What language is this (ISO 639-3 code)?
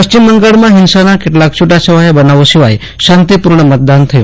guj